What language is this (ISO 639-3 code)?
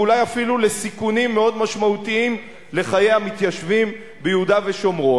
heb